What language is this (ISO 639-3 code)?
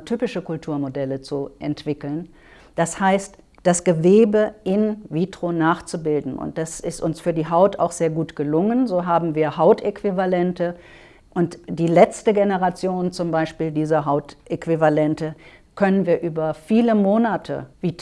deu